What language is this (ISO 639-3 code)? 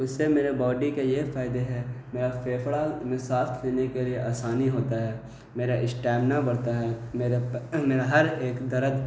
urd